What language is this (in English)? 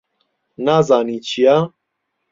Central Kurdish